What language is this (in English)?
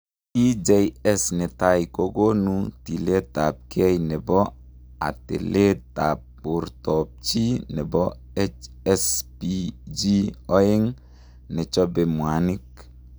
Kalenjin